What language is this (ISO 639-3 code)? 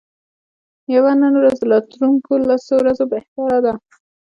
pus